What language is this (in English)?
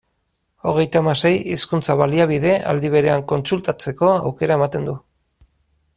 Basque